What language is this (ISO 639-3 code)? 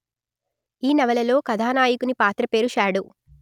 tel